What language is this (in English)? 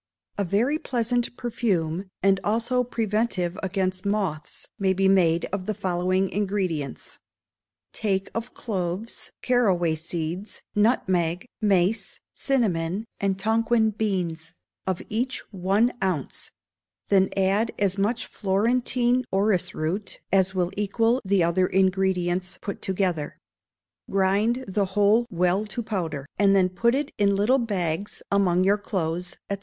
English